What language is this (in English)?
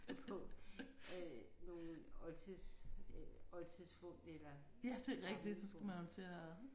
Danish